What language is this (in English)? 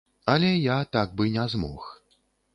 Belarusian